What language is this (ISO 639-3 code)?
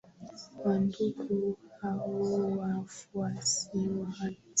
swa